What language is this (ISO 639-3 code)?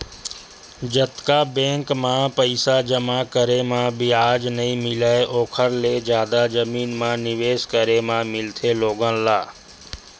hne